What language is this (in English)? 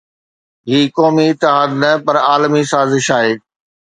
Sindhi